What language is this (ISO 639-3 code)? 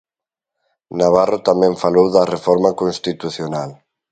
glg